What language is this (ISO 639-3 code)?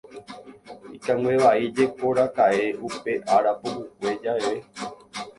grn